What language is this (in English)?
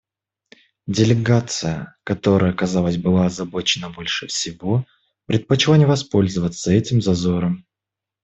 Russian